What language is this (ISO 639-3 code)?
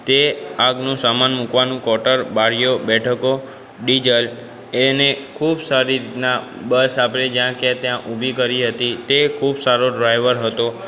guj